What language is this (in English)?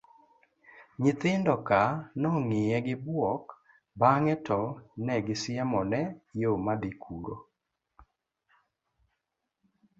Luo (Kenya and Tanzania)